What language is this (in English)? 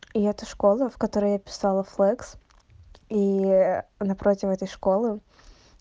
Russian